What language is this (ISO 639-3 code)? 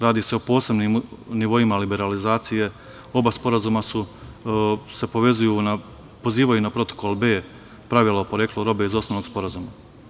srp